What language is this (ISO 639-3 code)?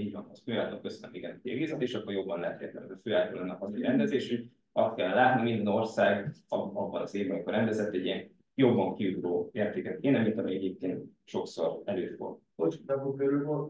hun